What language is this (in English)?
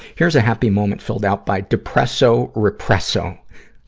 English